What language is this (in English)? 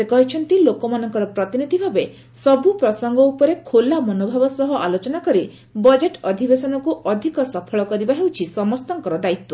Odia